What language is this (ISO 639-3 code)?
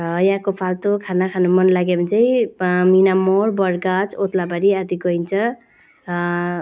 nep